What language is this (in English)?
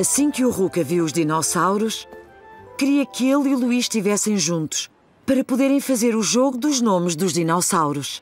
Portuguese